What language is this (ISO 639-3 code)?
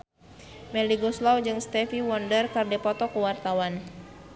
sun